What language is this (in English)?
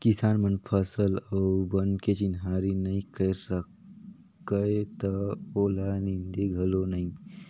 Chhattisgarhi